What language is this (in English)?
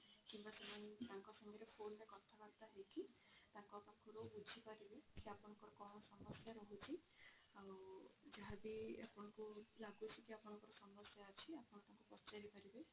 Odia